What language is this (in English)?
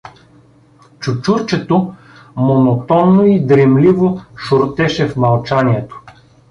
Bulgarian